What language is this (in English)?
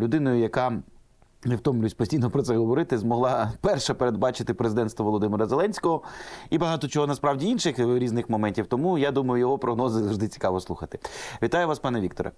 Ukrainian